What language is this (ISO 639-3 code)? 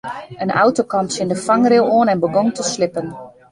fry